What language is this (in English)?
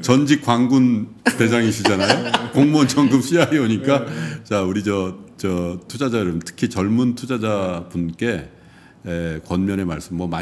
Korean